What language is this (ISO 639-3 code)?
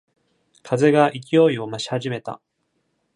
jpn